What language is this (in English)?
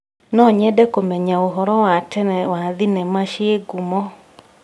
Kikuyu